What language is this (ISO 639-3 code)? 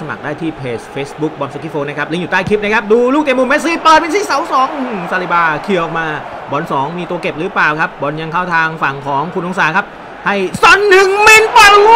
tha